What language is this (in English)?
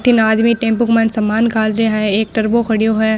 Marwari